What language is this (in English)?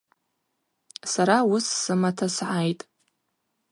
Abaza